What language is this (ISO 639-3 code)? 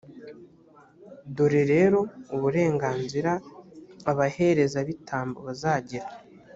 kin